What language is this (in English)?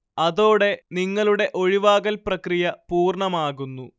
Malayalam